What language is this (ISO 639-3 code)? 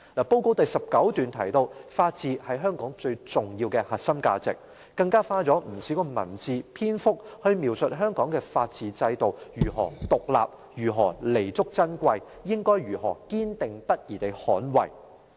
yue